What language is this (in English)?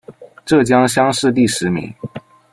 Chinese